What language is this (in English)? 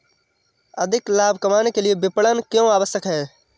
Hindi